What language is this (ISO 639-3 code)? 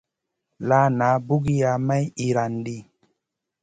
mcn